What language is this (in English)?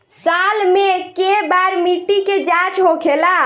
Bhojpuri